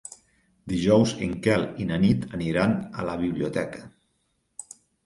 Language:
Catalan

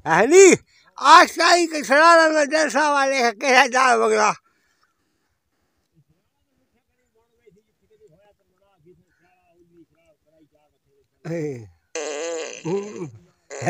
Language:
Arabic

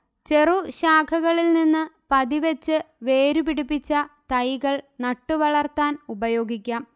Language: Malayalam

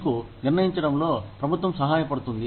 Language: Telugu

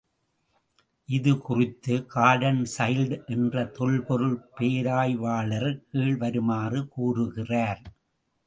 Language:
Tamil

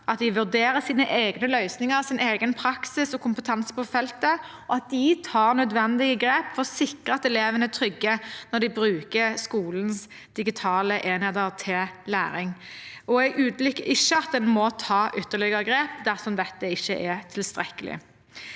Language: Norwegian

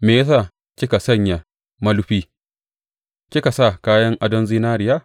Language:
Hausa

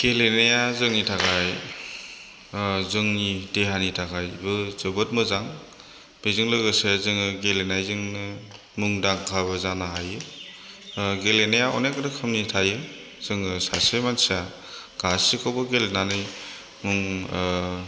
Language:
Bodo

